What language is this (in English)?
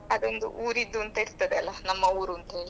Kannada